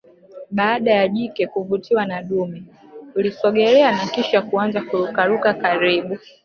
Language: Swahili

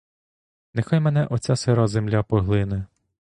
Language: Ukrainian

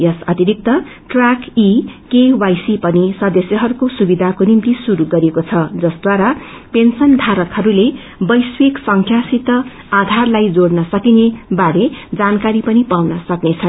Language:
Nepali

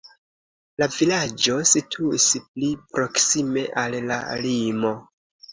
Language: Esperanto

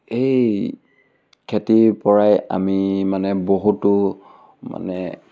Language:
Assamese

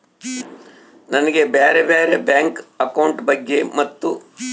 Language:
Kannada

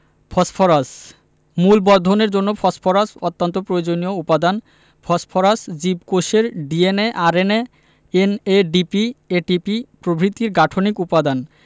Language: Bangla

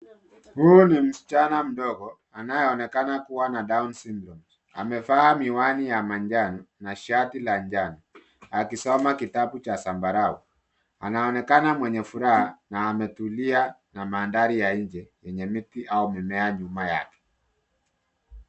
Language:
Swahili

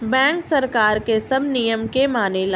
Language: Bhojpuri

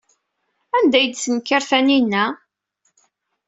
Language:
Kabyle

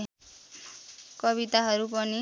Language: Nepali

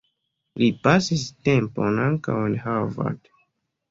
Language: Esperanto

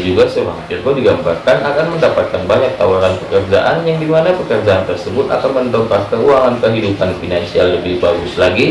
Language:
Indonesian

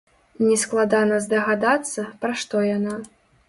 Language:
Belarusian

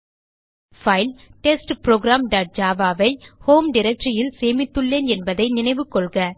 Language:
Tamil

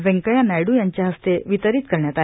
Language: Marathi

